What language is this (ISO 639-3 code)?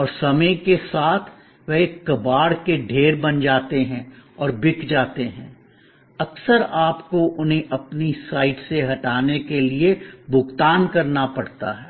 hin